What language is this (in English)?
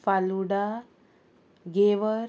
Konkani